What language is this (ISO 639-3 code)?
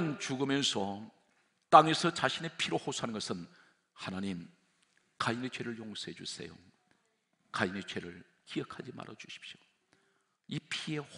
kor